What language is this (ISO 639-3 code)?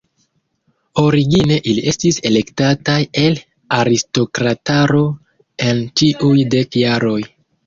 epo